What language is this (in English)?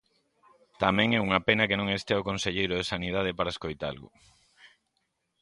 Galician